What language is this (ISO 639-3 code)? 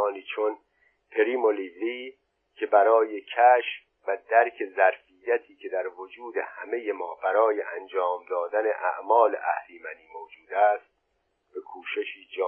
fas